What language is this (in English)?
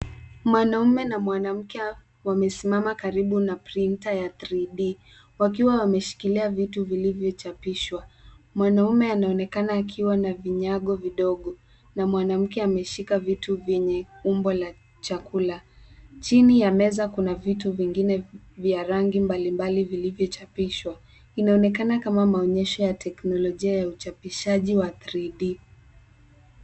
Swahili